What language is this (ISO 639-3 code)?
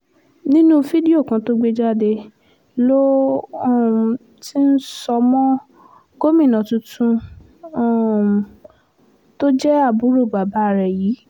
yor